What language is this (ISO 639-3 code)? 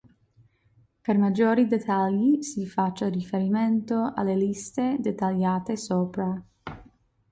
ita